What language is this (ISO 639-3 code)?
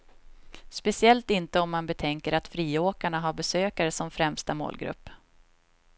swe